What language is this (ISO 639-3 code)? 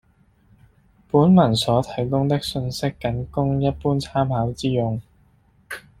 yue